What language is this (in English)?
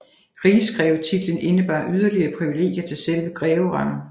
Danish